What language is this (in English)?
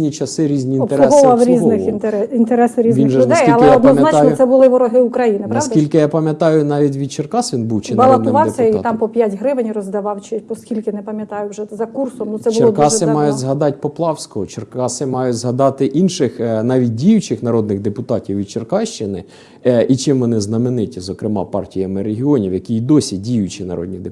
Ukrainian